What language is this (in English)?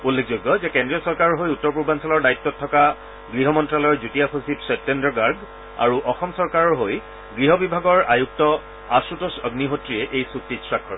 Assamese